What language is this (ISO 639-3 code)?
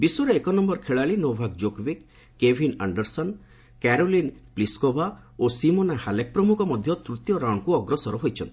ori